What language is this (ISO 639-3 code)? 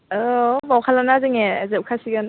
brx